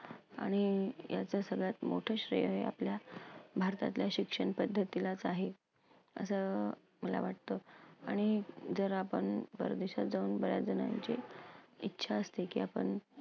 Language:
Marathi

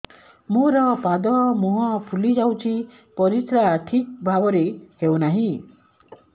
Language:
Odia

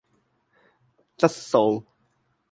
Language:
Cantonese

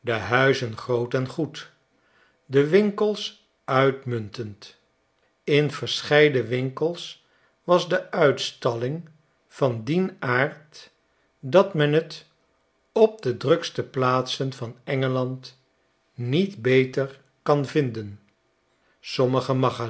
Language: Dutch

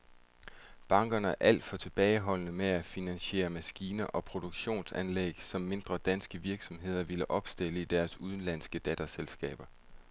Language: Danish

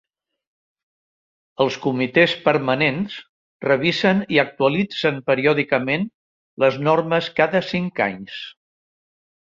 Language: Catalan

